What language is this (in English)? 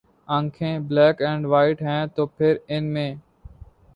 Urdu